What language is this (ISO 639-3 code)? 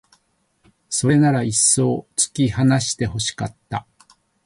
jpn